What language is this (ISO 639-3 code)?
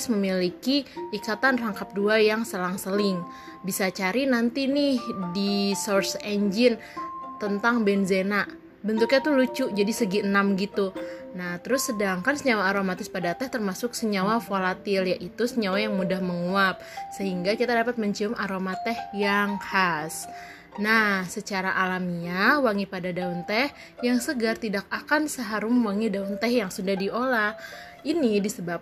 ind